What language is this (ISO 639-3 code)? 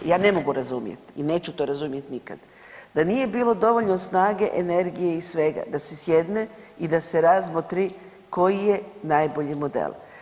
hrv